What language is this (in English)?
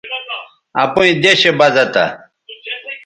Bateri